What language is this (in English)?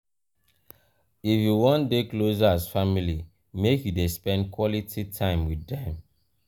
Nigerian Pidgin